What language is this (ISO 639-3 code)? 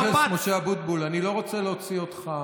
heb